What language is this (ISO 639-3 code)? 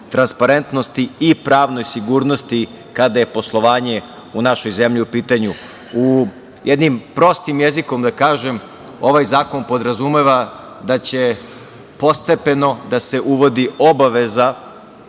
srp